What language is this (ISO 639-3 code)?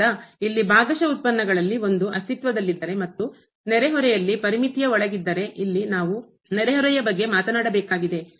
kan